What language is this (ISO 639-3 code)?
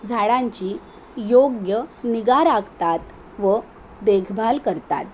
mar